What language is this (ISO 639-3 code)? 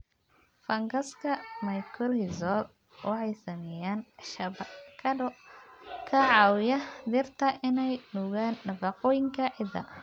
som